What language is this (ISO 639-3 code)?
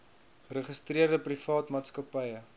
afr